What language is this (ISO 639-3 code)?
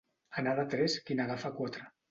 cat